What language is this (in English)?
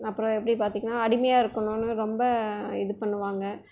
Tamil